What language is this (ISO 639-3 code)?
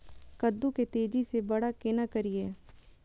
mai